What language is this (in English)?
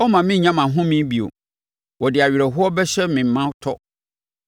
Akan